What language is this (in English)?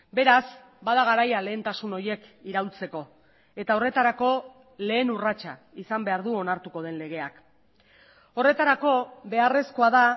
Basque